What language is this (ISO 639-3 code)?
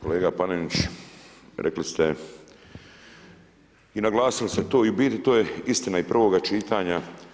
hrv